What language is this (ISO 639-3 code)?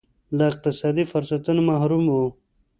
pus